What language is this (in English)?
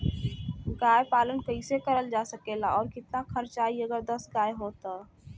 Bhojpuri